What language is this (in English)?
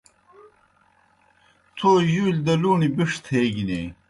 Kohistani Shina